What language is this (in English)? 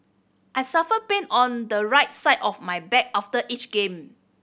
English